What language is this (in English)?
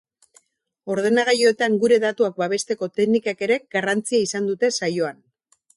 Basque